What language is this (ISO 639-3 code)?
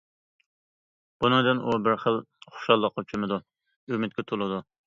uig